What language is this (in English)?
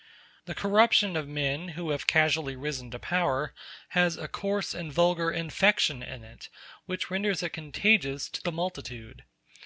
English